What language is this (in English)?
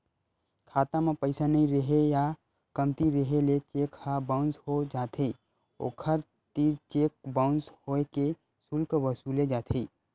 Chhattisgarhi